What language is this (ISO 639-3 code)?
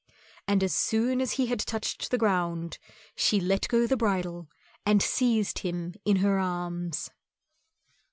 eng